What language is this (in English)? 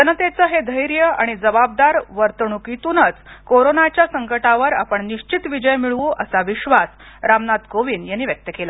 Marathi